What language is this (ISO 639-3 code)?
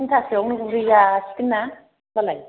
brx